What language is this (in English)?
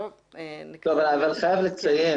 Hebrew